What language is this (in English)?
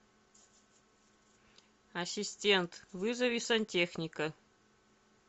Russian